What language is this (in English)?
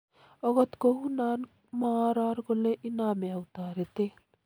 Kalenjin